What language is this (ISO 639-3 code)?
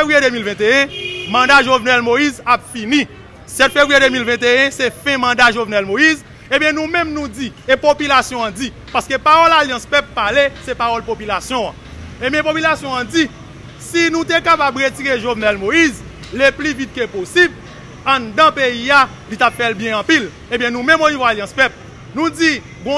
fra